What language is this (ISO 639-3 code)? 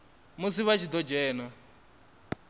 ven